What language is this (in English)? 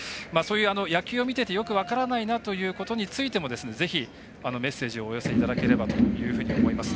Japanese